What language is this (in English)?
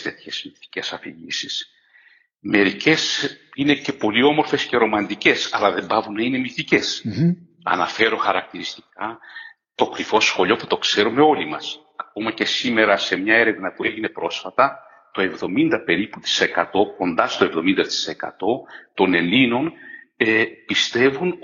Greek